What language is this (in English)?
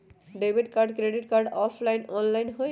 Magahi